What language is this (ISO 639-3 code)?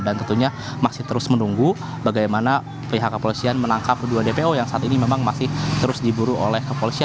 ind